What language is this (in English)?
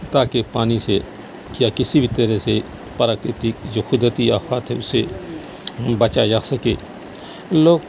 Urdu